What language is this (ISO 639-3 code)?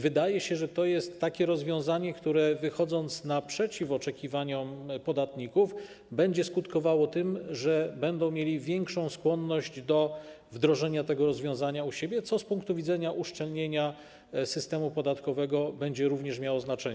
pol